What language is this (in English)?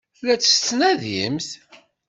Kabyle